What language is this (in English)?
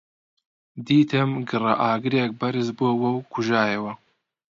Central Kurdish